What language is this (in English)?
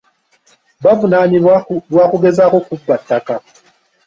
Ganda